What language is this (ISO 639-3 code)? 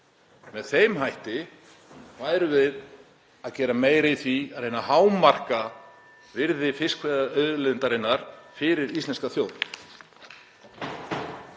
isl